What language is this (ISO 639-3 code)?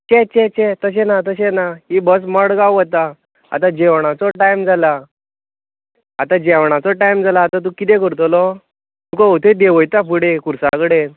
kok